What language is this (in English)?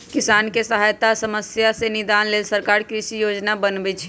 Magahi